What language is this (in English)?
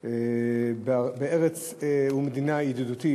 Hebrew